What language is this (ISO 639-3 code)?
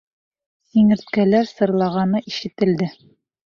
bak